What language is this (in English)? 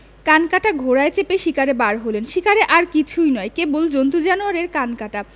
Bangla